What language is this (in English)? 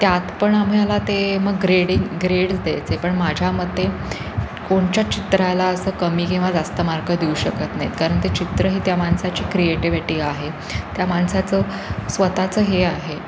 Marathi